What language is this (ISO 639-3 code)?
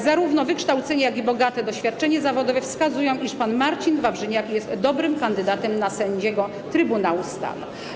pol